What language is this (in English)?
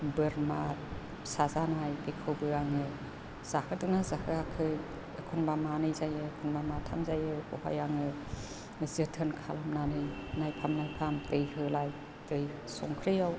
Bodo